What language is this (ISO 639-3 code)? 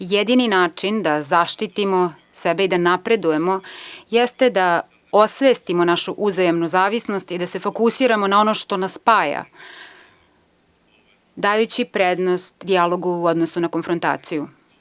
srp